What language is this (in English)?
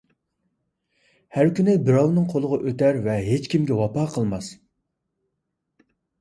Uyghur